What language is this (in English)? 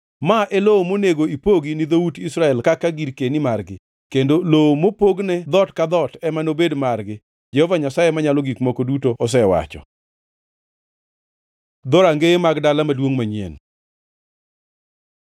Luo (Kenya and Tanzania)